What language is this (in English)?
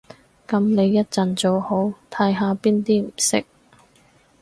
Cantonese